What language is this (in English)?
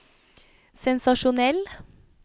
Norwegian